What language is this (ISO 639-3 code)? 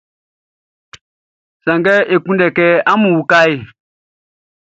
bci